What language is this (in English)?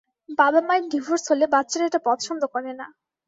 Bangla